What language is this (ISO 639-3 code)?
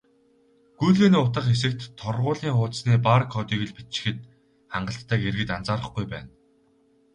mon